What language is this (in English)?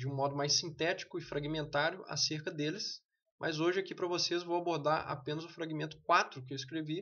Portuguese